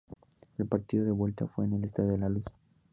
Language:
Spanish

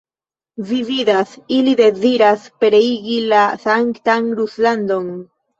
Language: Esperanto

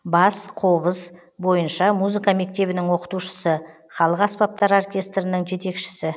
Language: Kazakh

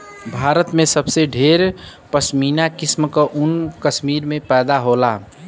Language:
Bhojpuri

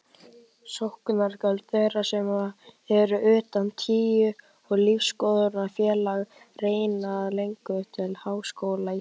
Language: Icelandic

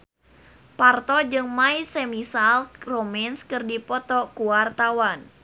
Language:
Sundanese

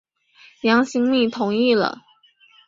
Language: Chinese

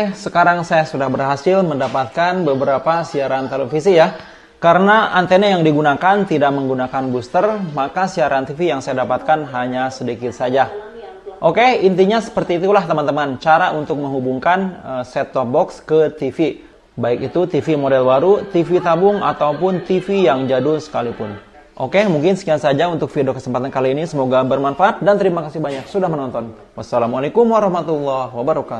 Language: Indonesian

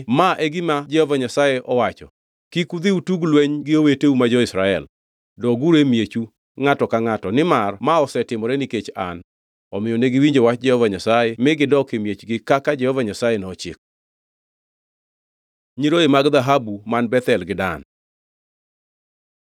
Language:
Luo (Kenya and Tanzania)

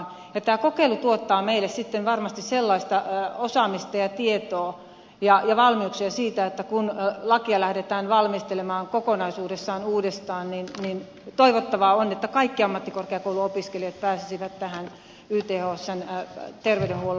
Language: Finnish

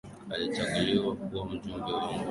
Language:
Swahili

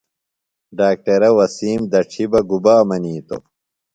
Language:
Phalura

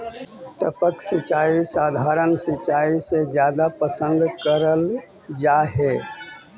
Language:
Magahi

